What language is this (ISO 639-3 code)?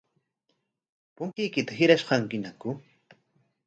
qwa